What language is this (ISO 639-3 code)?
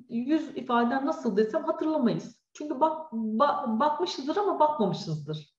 tur